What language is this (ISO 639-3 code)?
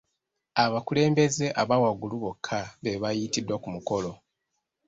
lug